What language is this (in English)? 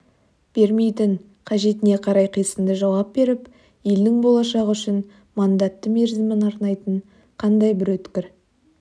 Kazakh